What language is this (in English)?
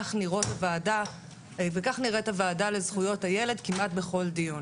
Hebrew